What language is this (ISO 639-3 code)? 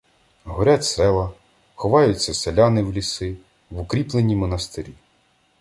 ukr